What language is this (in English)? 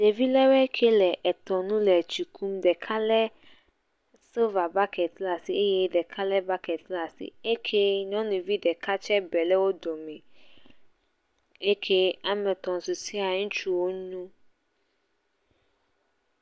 Ewe